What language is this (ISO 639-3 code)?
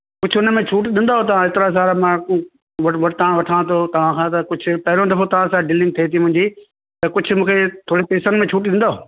snd